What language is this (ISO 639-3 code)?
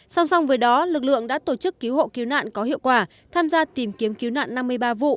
vie